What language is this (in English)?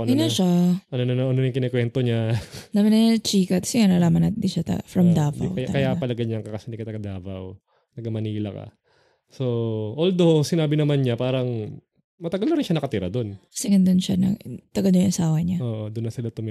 Filipino